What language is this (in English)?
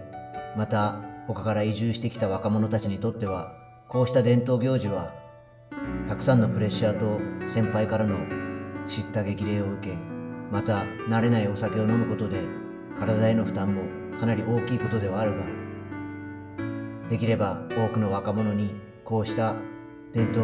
Japanese